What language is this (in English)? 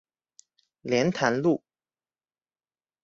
Chinese